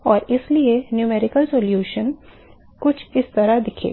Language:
Hindi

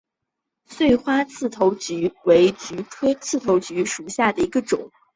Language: Chinese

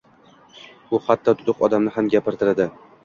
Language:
Uzbek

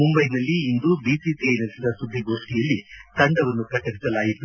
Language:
Kannada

